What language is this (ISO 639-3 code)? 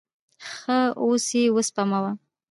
pus